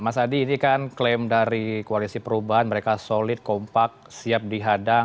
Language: Indonesian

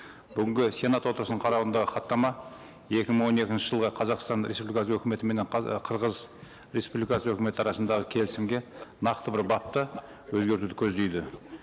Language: Kazakh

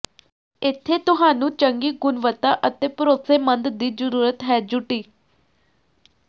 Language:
Punjabi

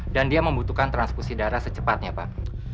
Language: Indonesian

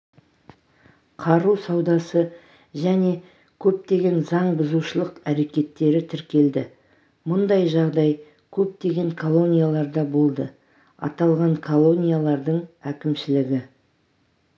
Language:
Kazakh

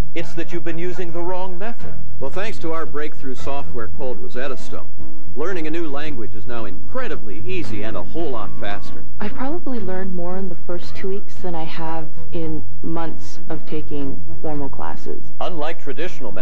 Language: English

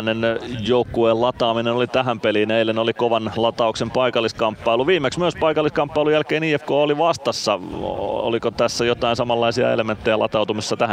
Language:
Finnish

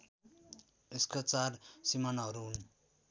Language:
Nepali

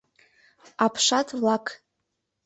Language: Mari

